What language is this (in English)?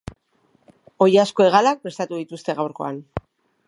Basque